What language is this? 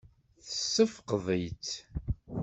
Kabyle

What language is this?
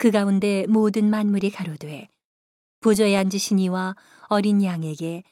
Korean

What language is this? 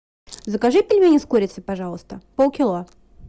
Russian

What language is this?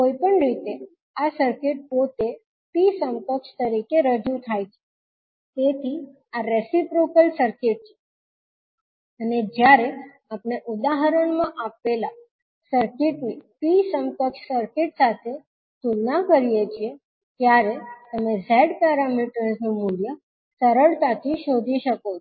Gujarati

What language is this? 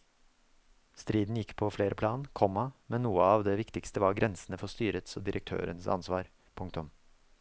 Norwegian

